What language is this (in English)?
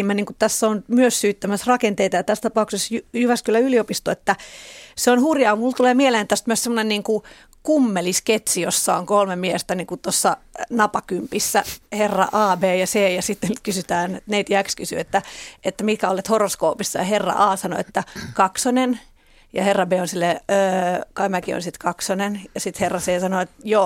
Finnish